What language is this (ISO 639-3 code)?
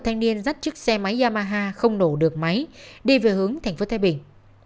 vie